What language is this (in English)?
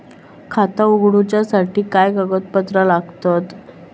Marathi